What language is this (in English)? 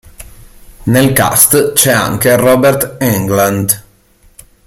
Italian